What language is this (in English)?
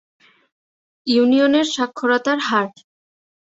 Bangla